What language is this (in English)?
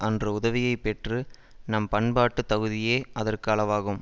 Tamil